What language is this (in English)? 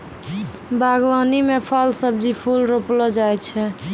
Maithili